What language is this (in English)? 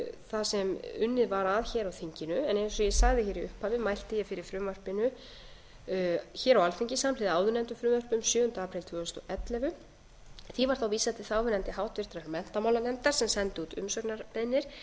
Icelandic